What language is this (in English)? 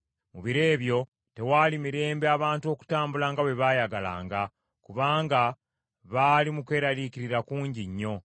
Ganda